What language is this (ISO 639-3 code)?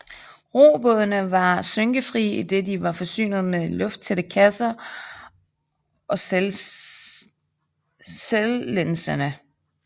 dan